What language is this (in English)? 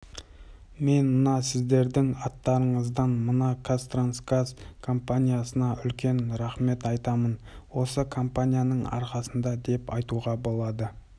Kazakh